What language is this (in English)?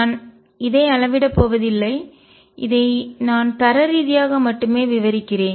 Tamil